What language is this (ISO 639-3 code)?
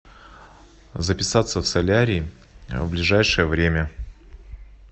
rus